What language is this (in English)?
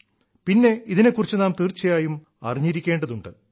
Malayalam